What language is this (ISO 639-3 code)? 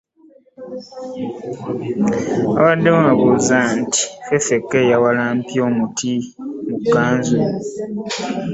lug